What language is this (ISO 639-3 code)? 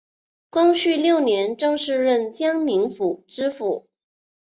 zho